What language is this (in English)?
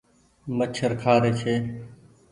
Goaria